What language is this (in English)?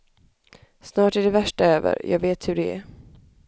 Swedish